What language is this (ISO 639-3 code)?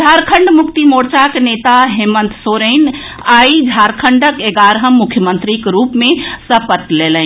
mai